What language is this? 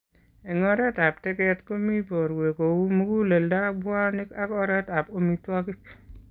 Kalenjin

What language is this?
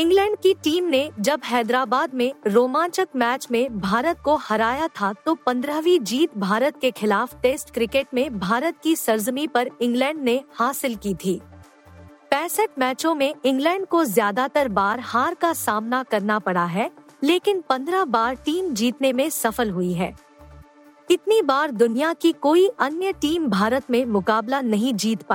Hindi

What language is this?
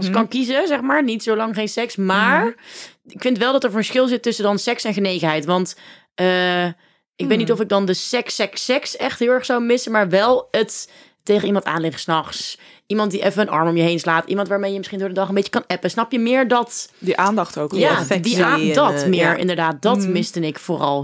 Dutch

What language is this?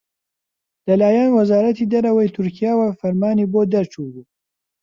Central Kurdish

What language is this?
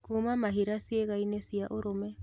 Kikuyu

